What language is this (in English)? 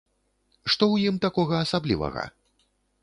Belarusian